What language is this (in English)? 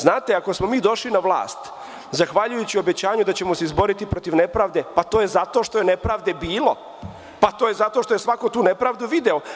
Serbian